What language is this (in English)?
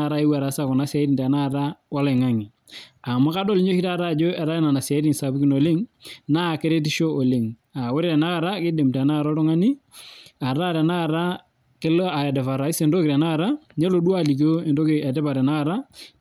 Masai